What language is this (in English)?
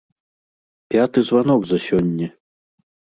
Belarusian